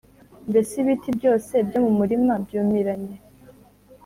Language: Kinyarwanda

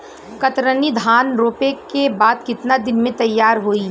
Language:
Bhojpuri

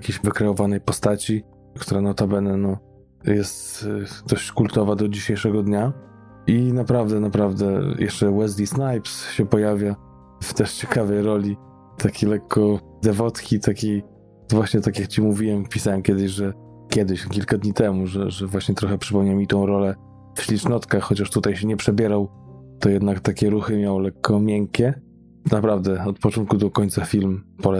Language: Polish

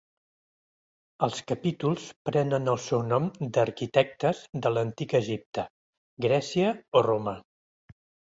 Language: Catalan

